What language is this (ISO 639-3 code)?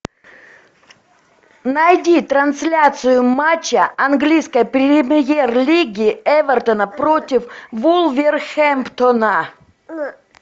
rus